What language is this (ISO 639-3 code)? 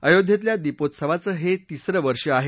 mar